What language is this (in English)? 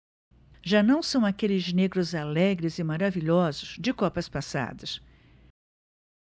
Portuguese